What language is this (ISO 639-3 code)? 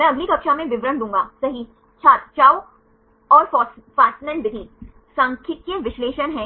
hin